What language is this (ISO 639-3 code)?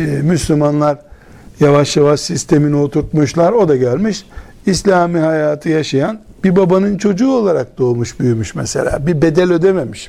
tur